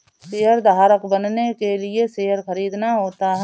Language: Hindi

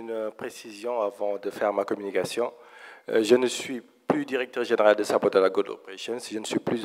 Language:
French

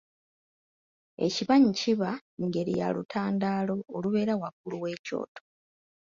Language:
Ganda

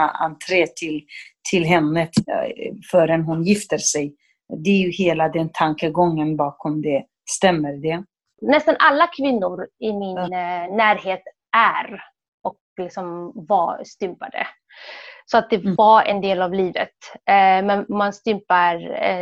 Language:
Swedish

